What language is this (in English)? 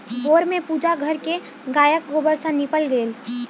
Maithili